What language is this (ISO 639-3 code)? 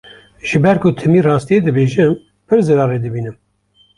kur